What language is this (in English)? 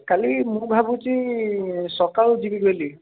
Odia